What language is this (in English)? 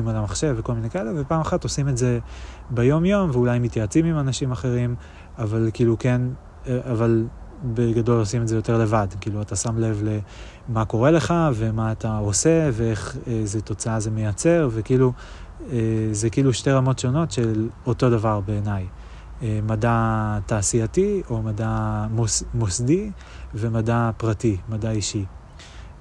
Hebrew